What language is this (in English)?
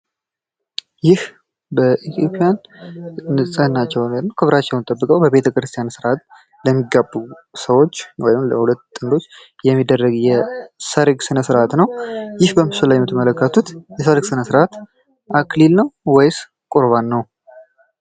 Amharic